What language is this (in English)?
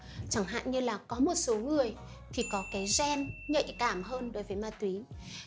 Vietnamese